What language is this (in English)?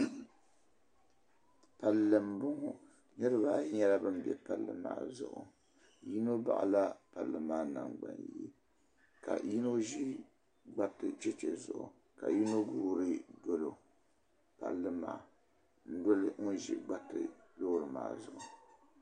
Dagbani